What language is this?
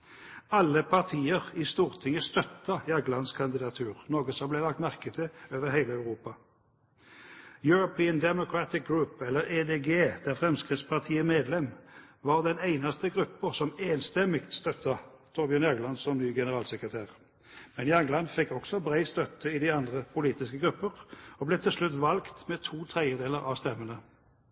Norwegian Bokmål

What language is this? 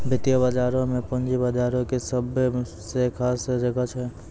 Maithili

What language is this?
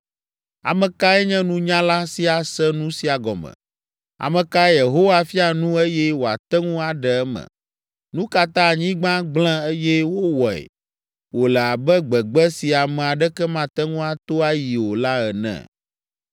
Ewe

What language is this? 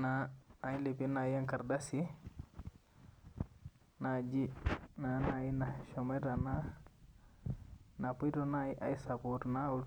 Masai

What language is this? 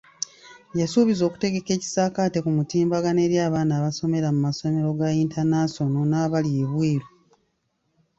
Ganda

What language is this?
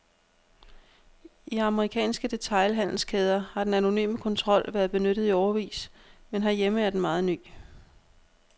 Danish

